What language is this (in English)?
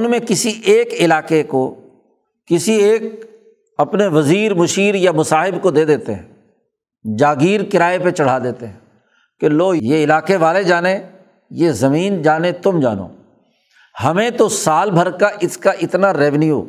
Urdu